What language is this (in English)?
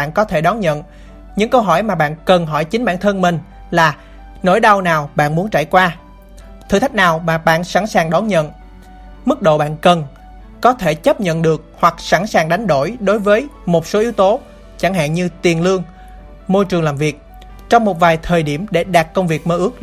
Vietnamese